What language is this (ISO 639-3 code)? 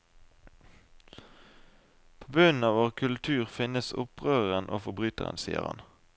nor